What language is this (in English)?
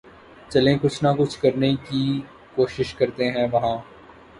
Urdu